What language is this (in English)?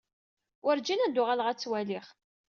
Kabyle